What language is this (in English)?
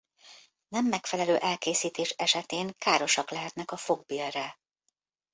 Hungarian